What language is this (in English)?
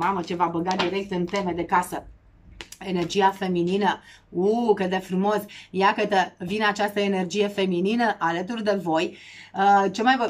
Romanian